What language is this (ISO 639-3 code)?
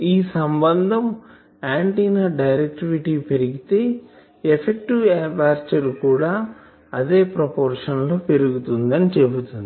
tel